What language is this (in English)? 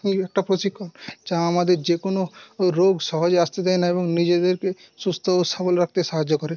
Bangla